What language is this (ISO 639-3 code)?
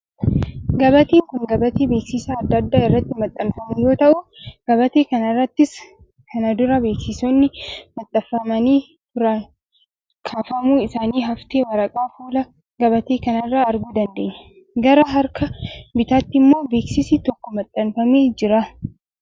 orm